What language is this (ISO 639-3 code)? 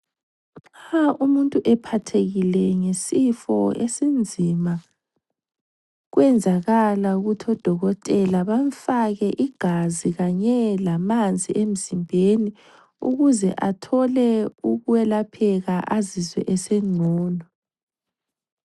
nde